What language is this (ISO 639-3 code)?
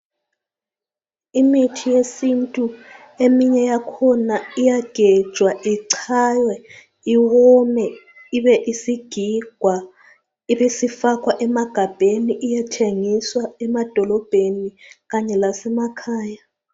nde